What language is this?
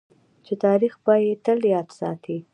Pashto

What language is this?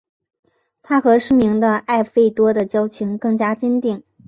Chinese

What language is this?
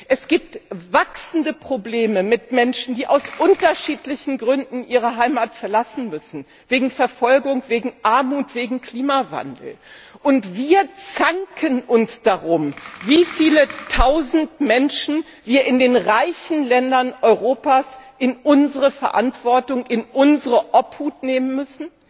German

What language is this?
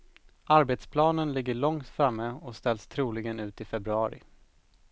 Swedish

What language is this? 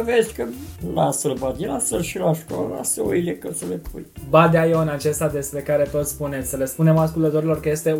Romanian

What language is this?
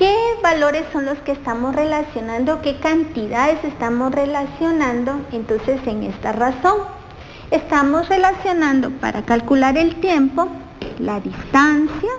Spanish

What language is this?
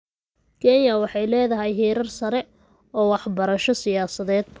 Somali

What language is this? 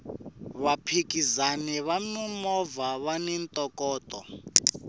Tsonga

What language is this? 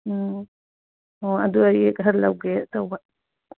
Manipuri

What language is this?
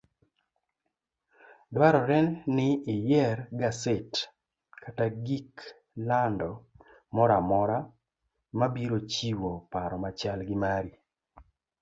Luo (Kenya and Tanzania)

